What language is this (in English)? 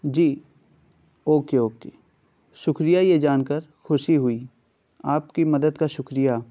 Urdu